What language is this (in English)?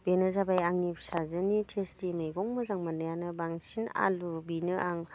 Bodo